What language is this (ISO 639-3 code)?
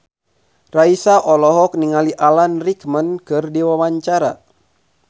sun